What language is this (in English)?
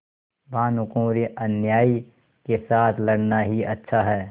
Hindi